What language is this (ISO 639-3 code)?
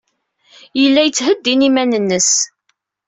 kab